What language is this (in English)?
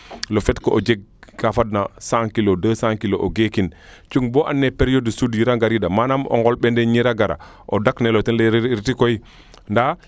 Serer